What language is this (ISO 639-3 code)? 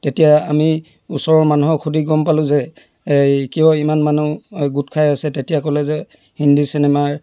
asm